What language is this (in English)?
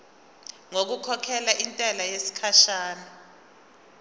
Zulu